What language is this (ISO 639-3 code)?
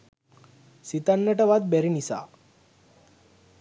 sin